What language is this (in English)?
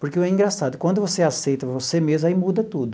Portuguese